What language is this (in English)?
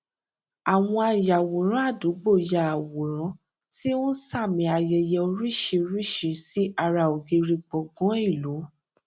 Yoruba